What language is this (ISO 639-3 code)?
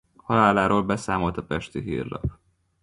hun